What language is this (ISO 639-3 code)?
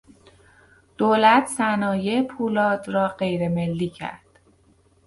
fas